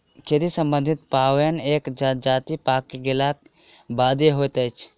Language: Maithili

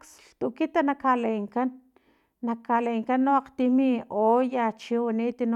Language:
Filomena Mata-Coahuitlán Totonac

